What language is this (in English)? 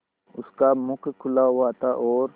Hindi